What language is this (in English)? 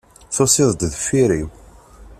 Kabyle